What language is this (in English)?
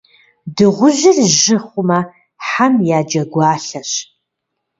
Kabardian